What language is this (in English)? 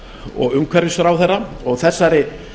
Icelandic